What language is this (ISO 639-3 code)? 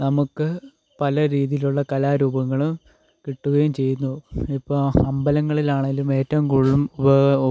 mal